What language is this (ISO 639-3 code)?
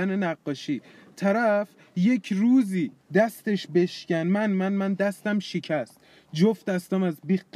fas